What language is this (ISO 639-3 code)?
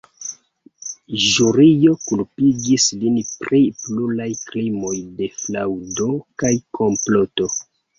epo